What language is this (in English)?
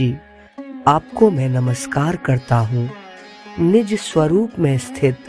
Hindi